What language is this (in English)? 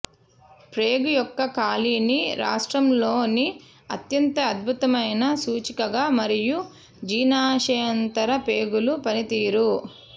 Telugu